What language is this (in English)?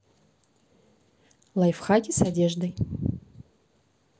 Russian